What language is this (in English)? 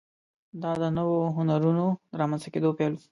Pashto